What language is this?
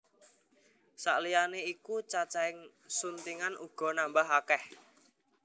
Javanese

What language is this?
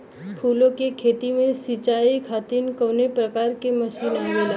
Bhojpuri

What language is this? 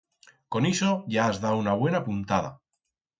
Aragonese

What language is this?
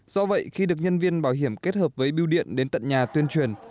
Vietnamese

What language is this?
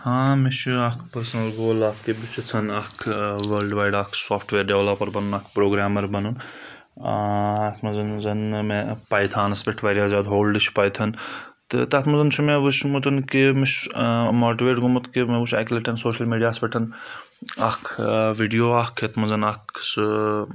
Kashmiri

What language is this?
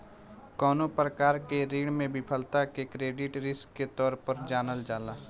Bhojpuri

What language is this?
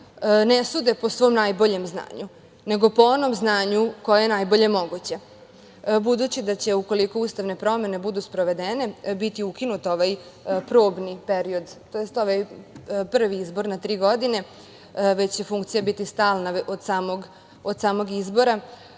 Serbian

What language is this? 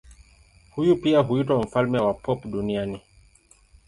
Swahili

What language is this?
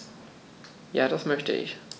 German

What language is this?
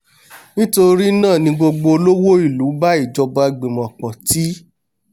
Yoruba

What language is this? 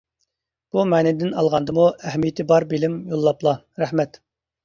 Uyghur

